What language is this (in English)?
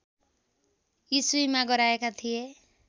Nepali